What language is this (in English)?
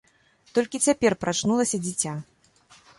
Belarusian